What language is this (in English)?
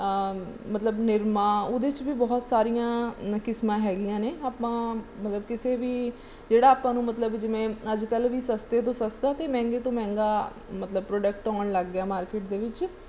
Punjabi